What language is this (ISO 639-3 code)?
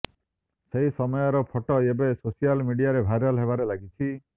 ori